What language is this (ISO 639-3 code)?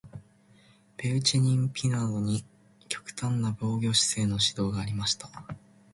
jpn